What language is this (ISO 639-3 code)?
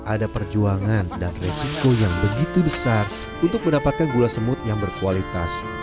ind